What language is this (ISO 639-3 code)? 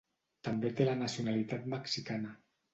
cat